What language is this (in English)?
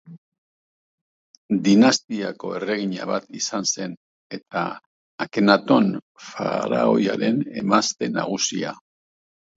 Basque